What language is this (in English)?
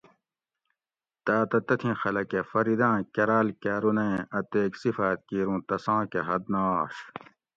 Gawri